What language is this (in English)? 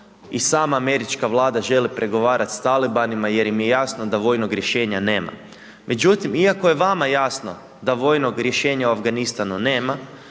Croatian